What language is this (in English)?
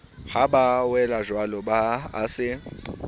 Southern Sotho